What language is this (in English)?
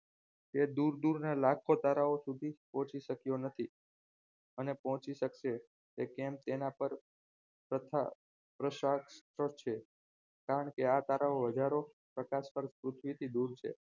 Gujarati